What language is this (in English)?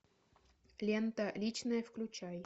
Russian